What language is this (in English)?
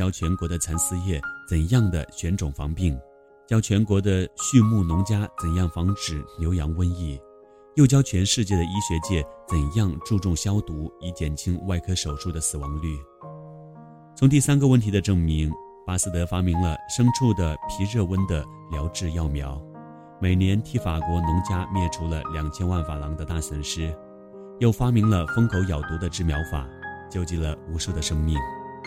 Chinese